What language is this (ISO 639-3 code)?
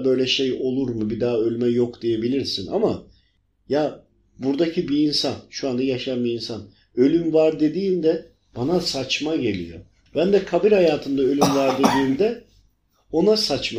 tur